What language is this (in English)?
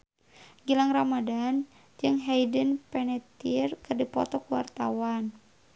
Sundanese